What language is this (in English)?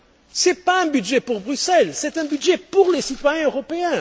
French